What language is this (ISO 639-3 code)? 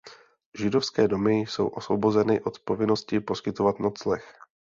ces